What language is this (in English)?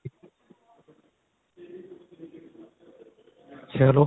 Punjabi